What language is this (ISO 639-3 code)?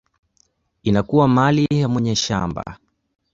swa